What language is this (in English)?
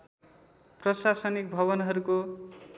Nepali